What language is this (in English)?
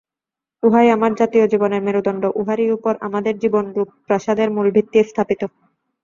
Bangla